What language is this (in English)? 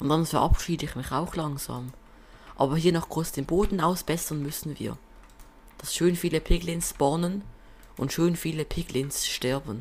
German